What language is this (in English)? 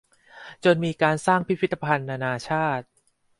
Thai